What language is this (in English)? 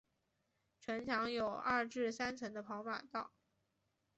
Chinese